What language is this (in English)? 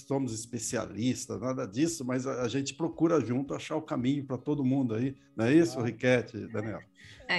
Portuguese